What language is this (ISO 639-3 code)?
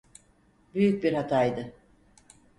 tur